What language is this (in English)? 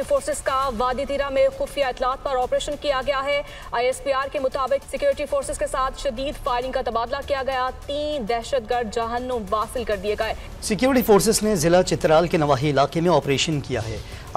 Arabic